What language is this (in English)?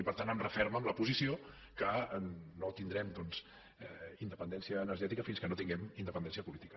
Catalan